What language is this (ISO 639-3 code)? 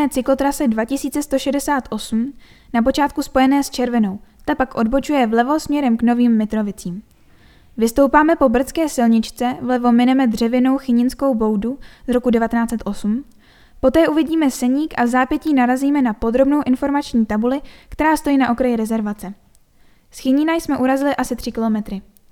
ces